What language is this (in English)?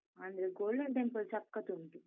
Kannada